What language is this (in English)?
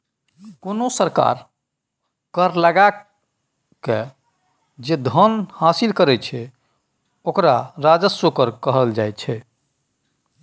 Maithili